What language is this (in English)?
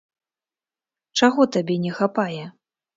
Belarusian